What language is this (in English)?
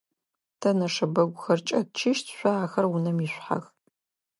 Adyghe